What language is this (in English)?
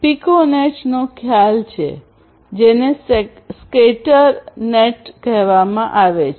Gujarati